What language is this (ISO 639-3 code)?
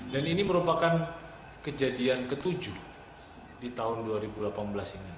ind